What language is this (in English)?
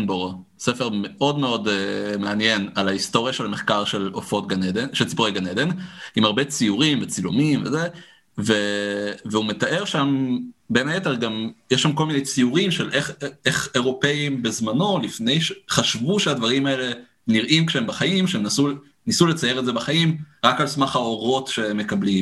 Hebrew